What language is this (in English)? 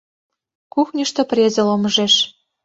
Mari